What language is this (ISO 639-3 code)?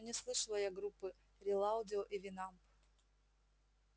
rus